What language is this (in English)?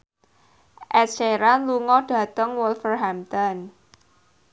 Javanese